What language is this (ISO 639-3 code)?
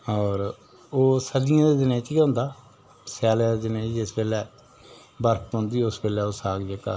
doi